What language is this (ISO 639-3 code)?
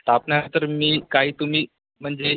mar